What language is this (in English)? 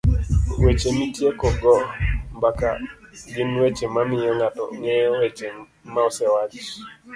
Luo (Kenya and Tanzania)